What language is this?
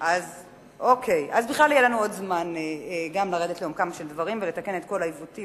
Hebrew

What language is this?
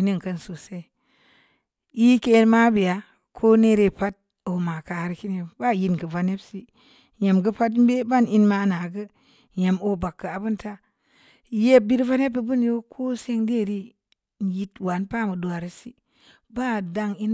Samba Leko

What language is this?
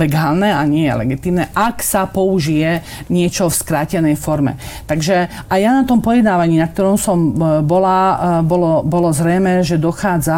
Slovak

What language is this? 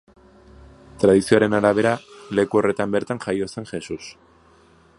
Basque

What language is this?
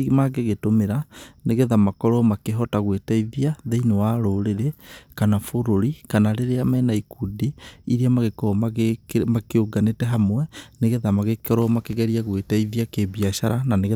Kikuyu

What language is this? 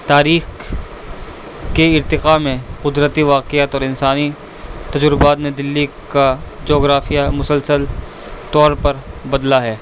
Urdu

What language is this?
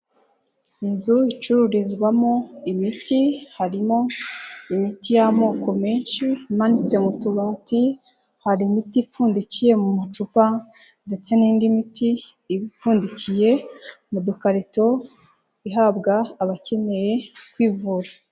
Kinyarwanda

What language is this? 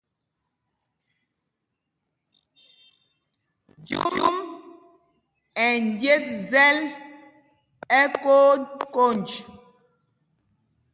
Mpumpong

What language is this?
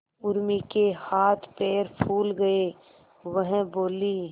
Hindi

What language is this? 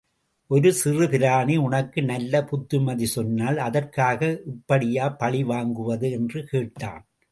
Tamil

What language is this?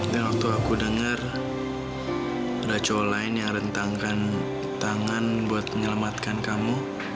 Indonesian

